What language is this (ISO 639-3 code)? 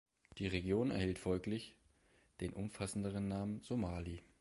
deu